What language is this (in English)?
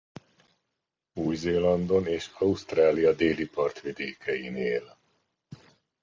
Hungarian